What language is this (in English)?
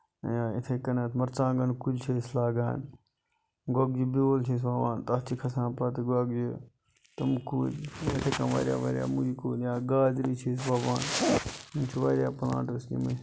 Kashmiri